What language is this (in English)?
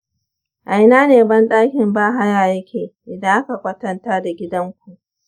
Hausa